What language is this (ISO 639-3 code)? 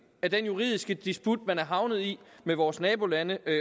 dan